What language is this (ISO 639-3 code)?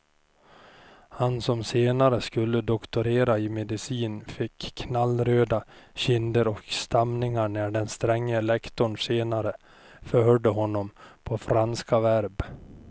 swe